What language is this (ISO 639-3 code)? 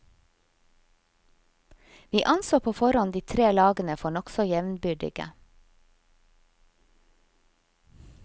nor